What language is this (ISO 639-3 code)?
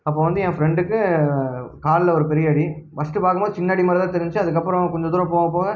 tam